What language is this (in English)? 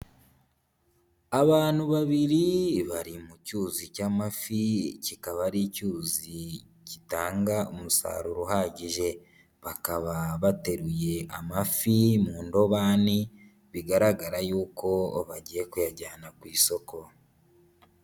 Kinyarwanda